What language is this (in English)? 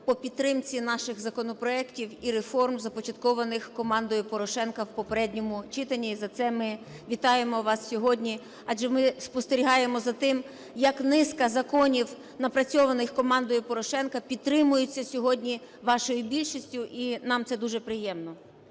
Ukrainian